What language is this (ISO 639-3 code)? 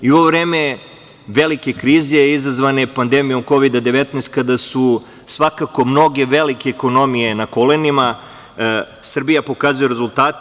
srp